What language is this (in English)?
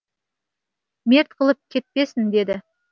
Kazakh